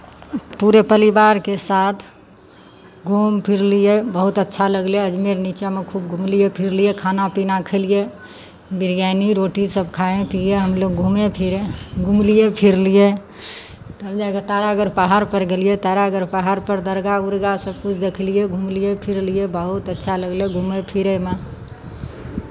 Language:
Maithili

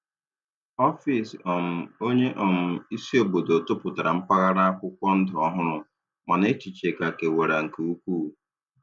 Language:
Igbo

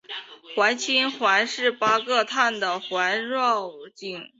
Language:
Chinese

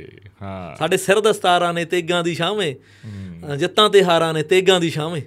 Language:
Punjabi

